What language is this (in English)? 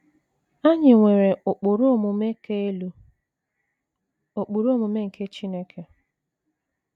Igbo